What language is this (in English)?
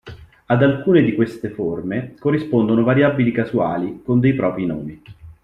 Italian